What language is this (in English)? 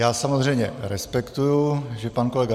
Czech